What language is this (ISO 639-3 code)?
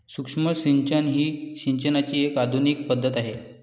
mar